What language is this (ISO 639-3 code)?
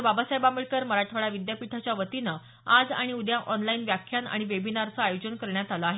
mar